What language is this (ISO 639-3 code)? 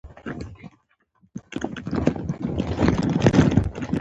pus